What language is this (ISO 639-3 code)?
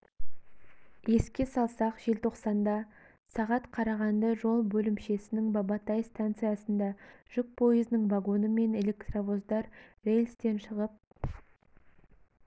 kaz